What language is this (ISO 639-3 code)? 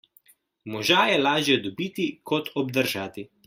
slv